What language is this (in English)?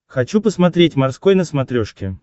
Russian